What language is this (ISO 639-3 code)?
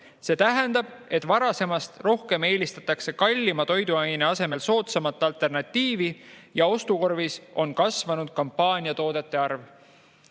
est